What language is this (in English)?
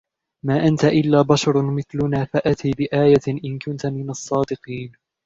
Arabic